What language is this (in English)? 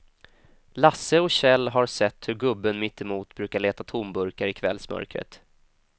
Swedish